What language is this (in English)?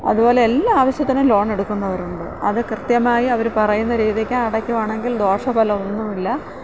Malayalam